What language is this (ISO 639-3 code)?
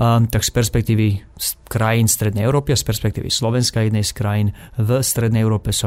slk